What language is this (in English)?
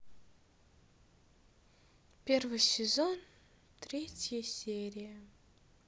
Russian